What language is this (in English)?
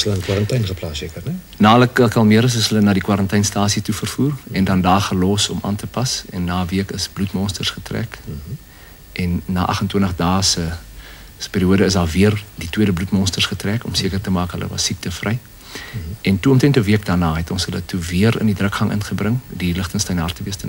Dutch